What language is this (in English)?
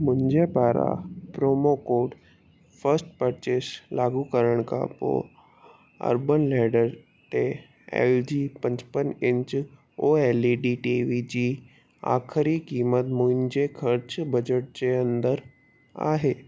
Sindhi